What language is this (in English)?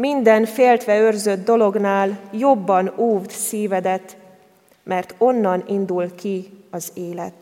Hungarian